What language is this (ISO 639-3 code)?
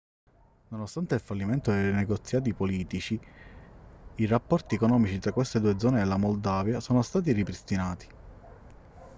ita